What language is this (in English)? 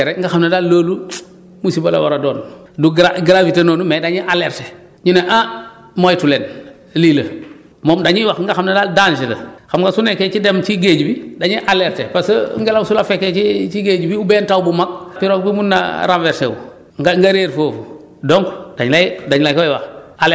Wolof